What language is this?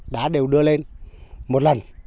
Vietnamese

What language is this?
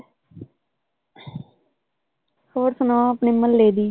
Punjabi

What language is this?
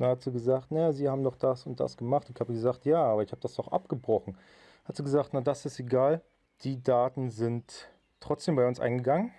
German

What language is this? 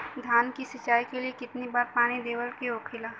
Bhojpuri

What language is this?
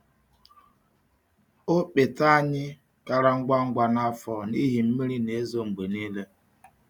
Igbo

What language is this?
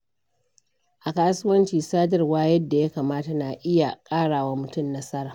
Hausa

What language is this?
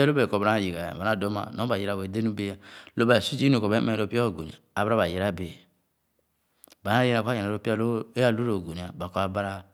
Khana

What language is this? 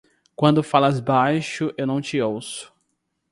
Portuguese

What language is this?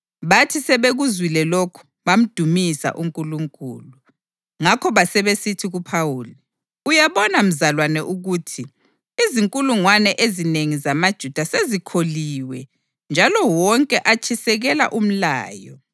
North Ndebele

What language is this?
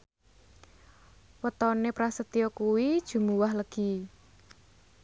Javanese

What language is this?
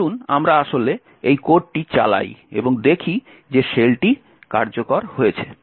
Bangla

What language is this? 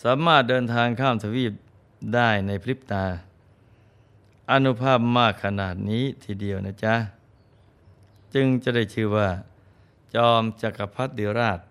Thai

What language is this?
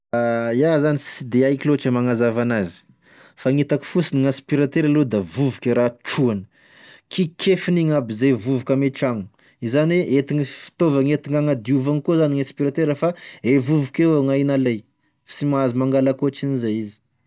Tesaka Malagasy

